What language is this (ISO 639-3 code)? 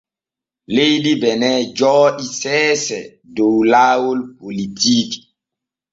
fue